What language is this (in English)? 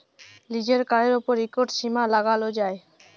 Bangla